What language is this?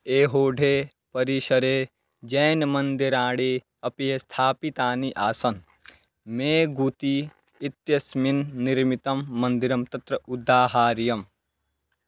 Sanskrit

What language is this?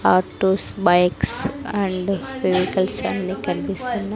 Telugu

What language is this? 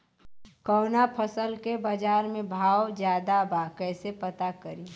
Bhojpuri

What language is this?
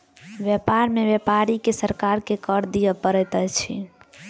Maithili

